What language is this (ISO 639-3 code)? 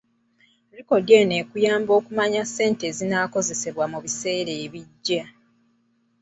lug